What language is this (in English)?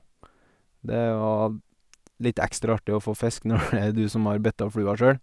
Norwegian